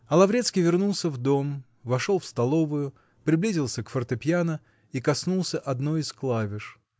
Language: Russian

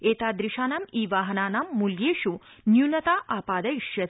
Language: Sanskrit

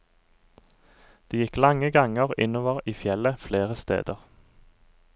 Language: Norwegian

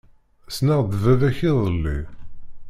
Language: Kabyle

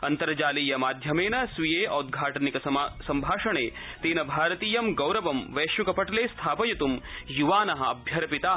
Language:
Sanskrit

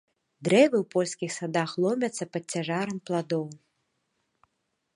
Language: Belarusian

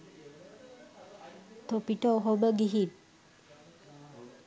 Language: Sinhala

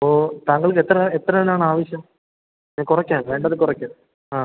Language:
Malayalam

